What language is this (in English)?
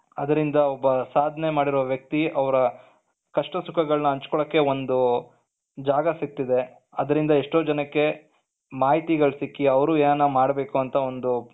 Kannada